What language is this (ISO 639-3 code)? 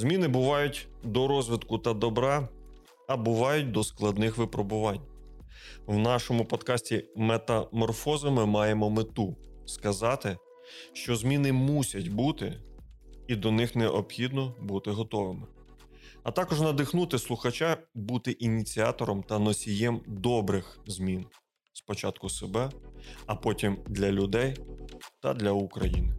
ukr